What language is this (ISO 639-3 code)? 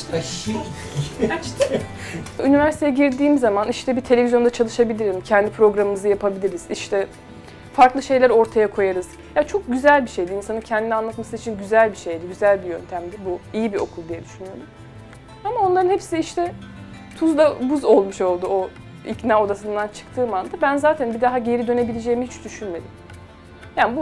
tur